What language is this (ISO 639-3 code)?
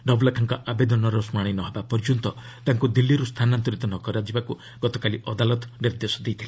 ori